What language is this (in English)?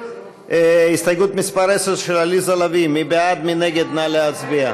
Hebrew